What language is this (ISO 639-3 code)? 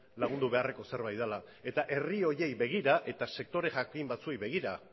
eus